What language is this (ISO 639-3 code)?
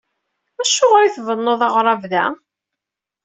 kab